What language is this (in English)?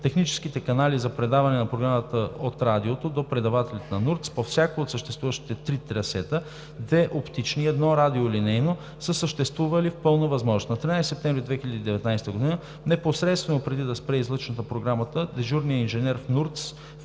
Bulgarian